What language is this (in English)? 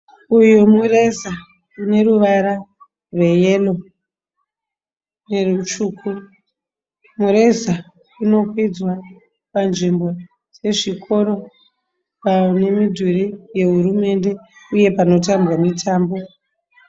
Shona